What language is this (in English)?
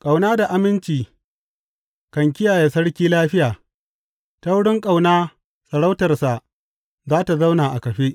Hausa